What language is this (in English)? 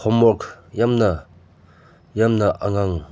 Manipuri